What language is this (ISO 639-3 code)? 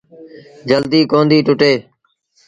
sbn